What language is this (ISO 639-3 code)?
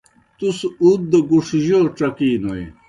plk